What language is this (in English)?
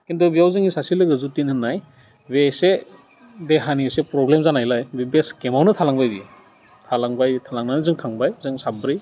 Bodo